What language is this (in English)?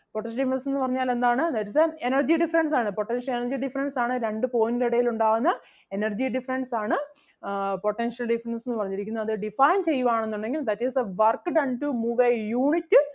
Malayalam